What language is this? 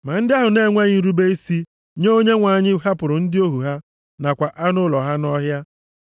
Igbo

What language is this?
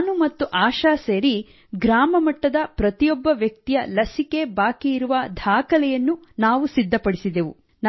Kannada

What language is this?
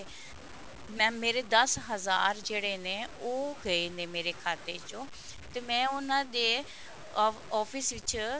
Punjabi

